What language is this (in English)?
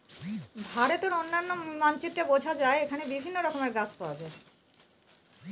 Bangla